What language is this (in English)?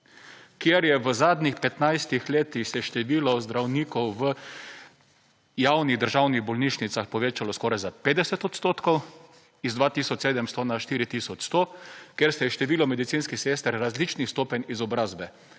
Slovenian